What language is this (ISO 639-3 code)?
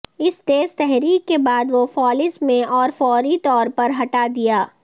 urd